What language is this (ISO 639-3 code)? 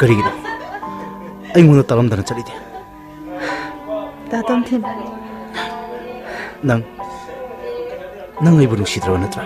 kor